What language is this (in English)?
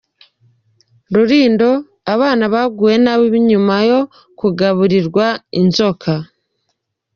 Kinyarwanda